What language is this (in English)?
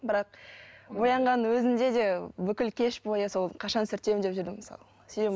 Kazakh